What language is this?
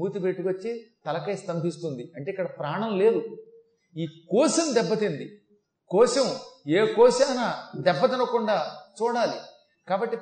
Telugu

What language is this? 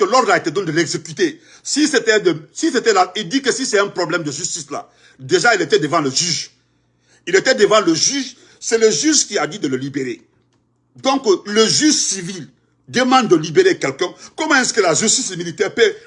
French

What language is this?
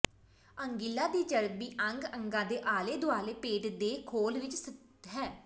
Punjabi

